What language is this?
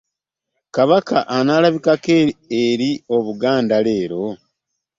Ganda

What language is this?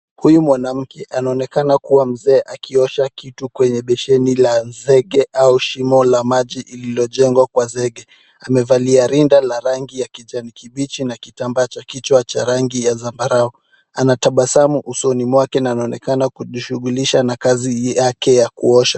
Swahili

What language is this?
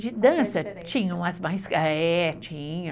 Portuguese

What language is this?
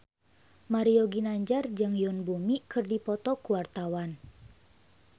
Sundanese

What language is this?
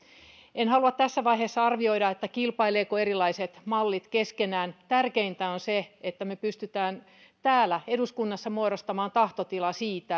Finnish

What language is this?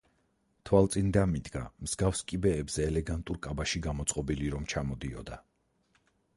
Georgian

